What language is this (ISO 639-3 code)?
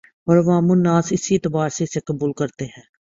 urd